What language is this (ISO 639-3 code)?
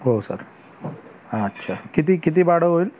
mar